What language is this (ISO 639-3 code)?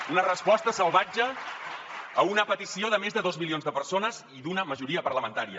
cat